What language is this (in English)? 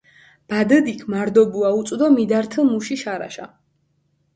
Mingrelian